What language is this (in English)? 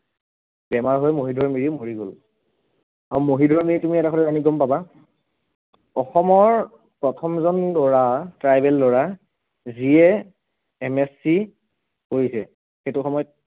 Assamese